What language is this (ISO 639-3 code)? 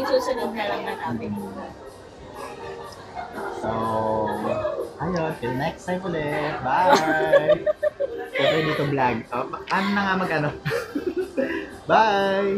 fil